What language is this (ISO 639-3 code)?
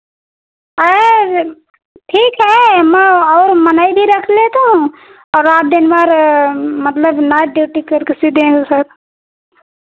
hin